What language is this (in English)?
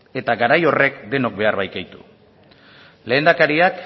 Basque